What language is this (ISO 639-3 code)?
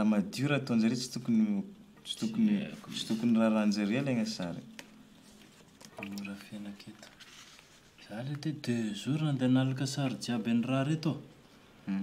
ron